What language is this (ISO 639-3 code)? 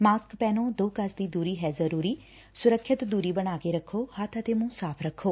pan